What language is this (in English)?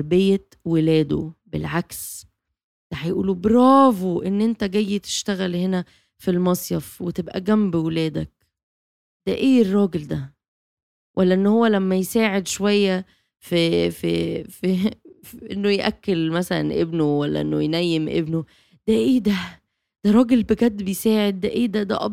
Arabic